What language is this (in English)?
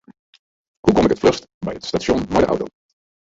Western Frisian